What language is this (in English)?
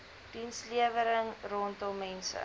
Afrikaans